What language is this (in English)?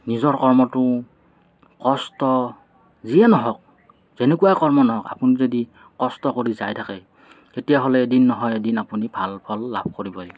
Assamese